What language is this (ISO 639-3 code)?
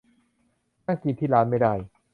tha